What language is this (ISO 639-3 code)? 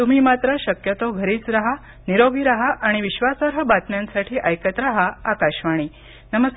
mar